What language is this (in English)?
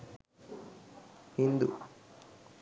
Sinhala